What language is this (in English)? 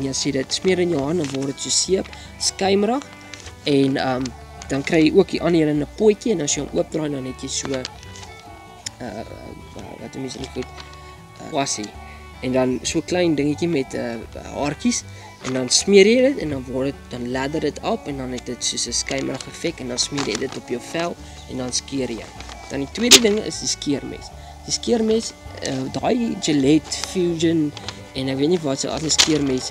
Dutch